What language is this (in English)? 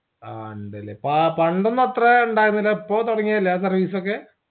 Malayalam